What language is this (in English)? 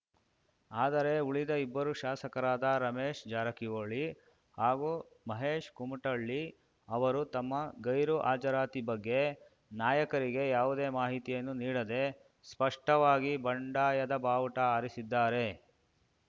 Kannada